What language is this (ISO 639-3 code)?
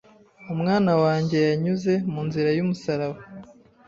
kin